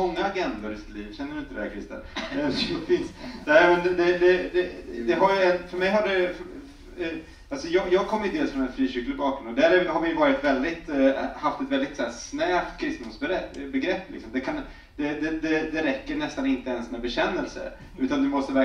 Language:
Swedish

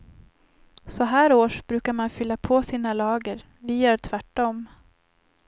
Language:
Swedish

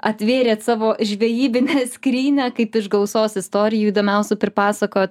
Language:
Lithuanian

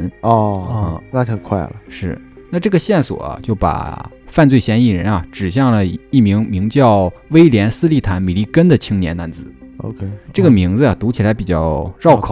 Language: Chinese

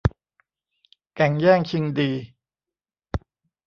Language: Thai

